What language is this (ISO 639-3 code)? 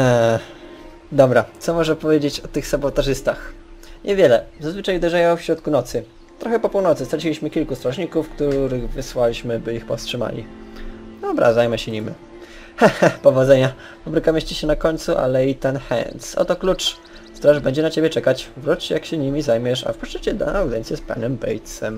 pol